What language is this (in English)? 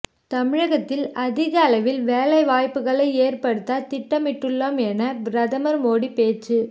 Tamil